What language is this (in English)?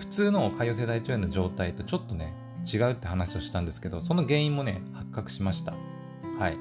Japanese